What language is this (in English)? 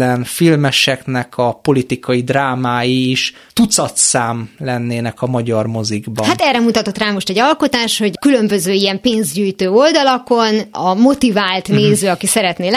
Hungarian